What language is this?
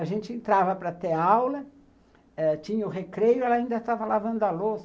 Portuguese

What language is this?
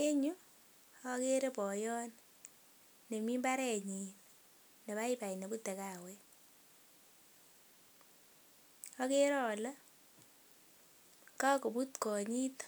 Kalenjin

